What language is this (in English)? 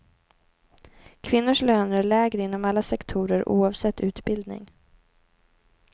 Swedish